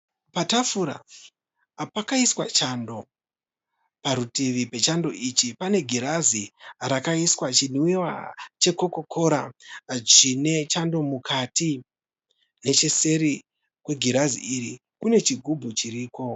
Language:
Shona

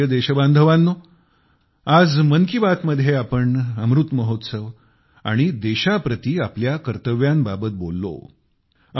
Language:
Marathi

